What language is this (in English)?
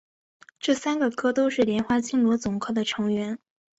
Chinese